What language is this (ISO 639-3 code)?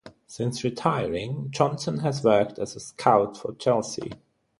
eng